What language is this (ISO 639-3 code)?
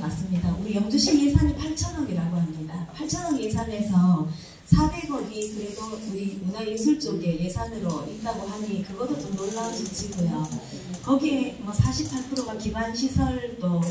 kor